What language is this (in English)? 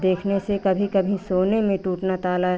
Hindi